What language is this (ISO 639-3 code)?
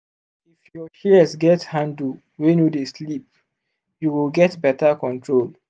pcm